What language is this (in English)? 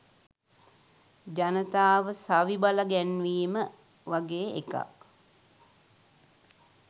Sinhala